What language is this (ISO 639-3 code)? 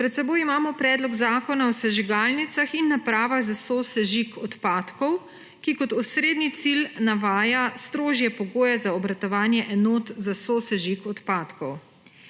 slv